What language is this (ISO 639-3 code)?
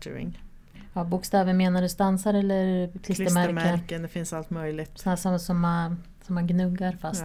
swe